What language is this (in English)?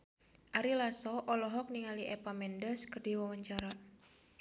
Sundanese